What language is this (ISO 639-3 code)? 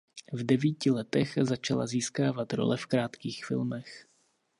ces